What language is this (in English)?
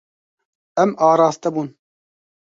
Kurdish